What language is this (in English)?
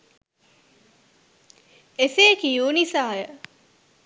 Sinhala